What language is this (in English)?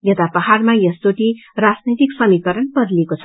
Nepali